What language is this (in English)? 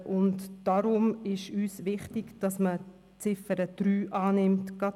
Swiss German